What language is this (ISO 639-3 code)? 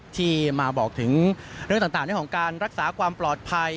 tha